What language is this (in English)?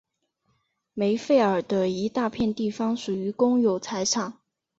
Chinese